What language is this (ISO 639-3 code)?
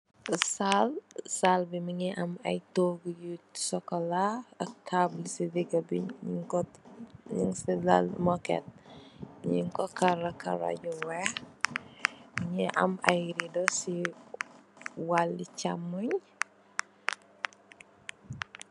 wol